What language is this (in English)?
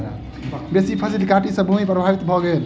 Maithili